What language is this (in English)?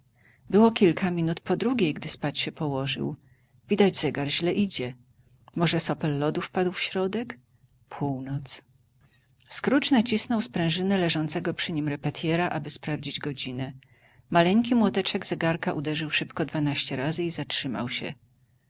Polish